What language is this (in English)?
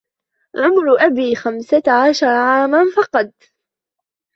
Arabic